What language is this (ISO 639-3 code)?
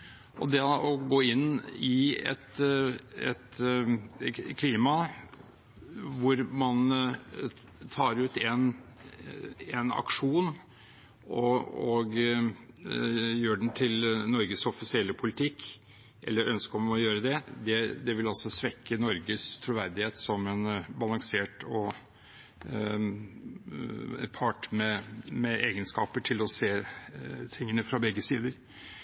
nob